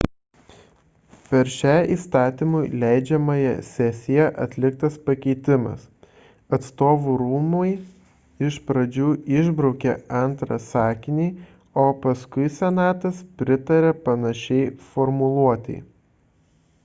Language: Lithuanian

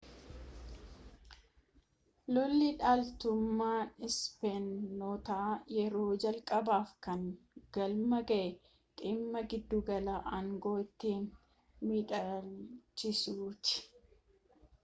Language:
Oromo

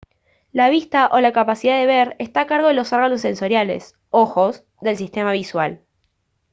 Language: Spanish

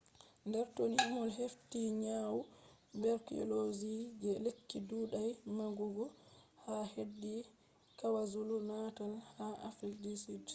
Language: Fula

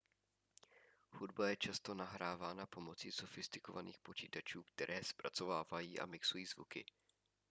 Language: Czech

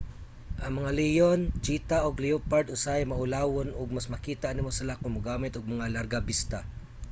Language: Cebuano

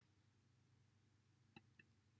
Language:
Welsh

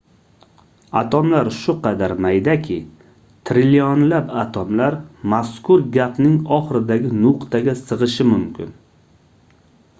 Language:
Uzbek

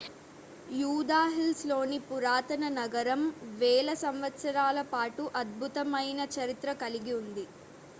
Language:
Telugu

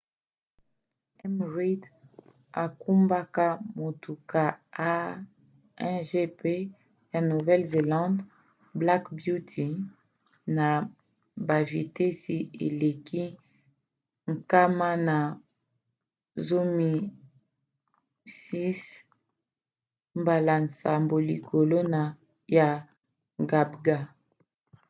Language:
Lingala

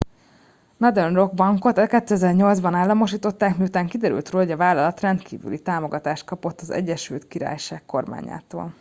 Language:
Hungarian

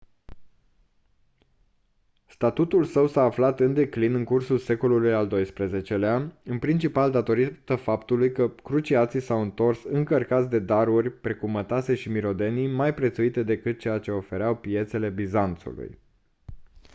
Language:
Romanian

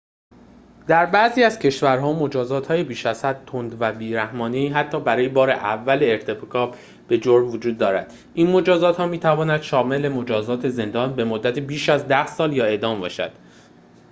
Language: Persian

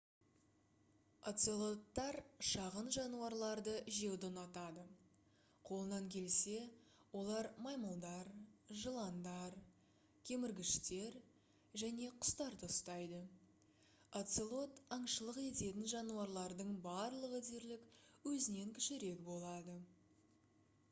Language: Kazakh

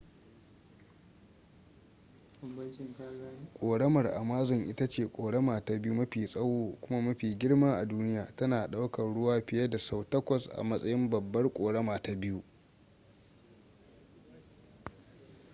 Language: Hausa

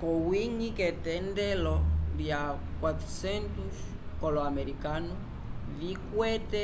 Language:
Umbundu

